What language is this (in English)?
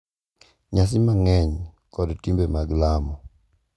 Luo (Kenya and Tanzania)